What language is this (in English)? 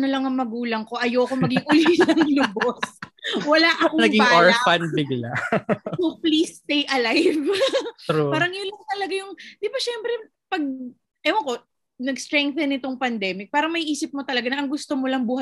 Filipino